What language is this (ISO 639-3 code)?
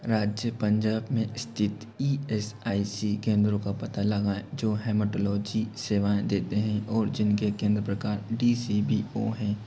hin